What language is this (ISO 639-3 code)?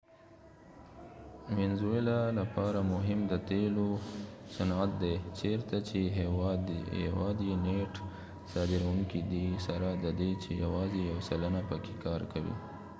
pus